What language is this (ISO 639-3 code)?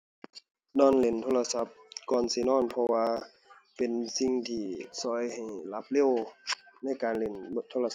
tha